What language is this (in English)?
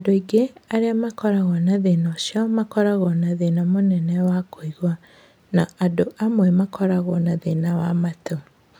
Kikuyu